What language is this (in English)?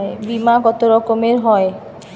Bangla